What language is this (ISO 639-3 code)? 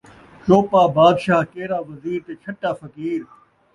skr